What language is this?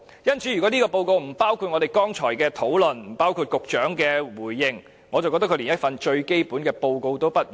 Cantonese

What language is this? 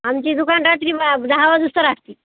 Marathi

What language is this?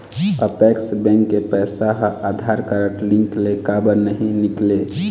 Chhattisgarhi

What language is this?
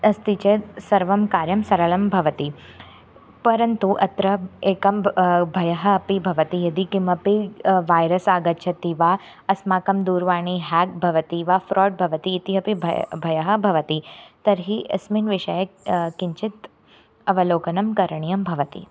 Sanskrit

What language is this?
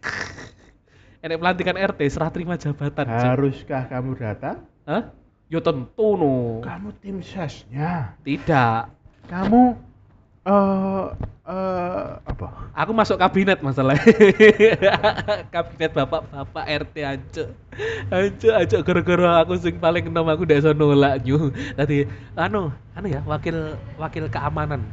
Indonesian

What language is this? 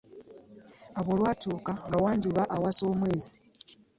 Ganda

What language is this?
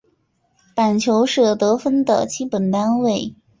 Chinese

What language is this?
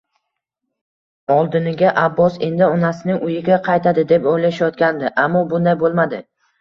Uzbek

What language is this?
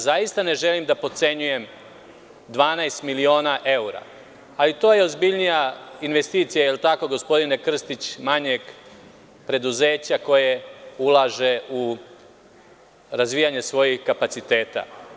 Serbian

